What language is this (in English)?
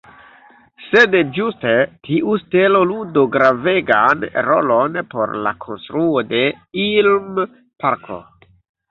Esperanto